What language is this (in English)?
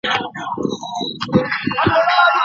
Pashto